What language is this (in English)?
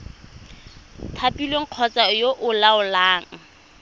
Tswana